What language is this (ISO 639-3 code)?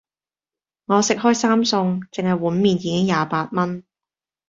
yue